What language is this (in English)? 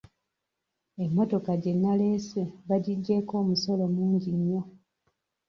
Ganda